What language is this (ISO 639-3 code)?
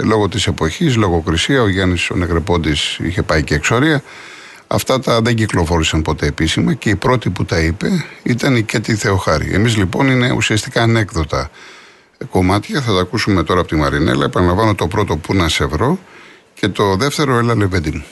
ell